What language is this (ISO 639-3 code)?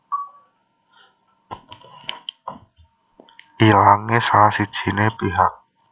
jav